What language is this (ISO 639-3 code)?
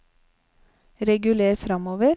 nor